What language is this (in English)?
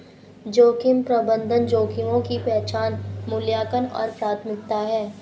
Hindi